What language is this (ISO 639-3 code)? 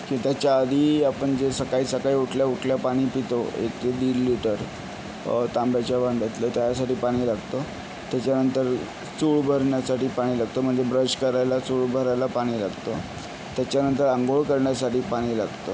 mar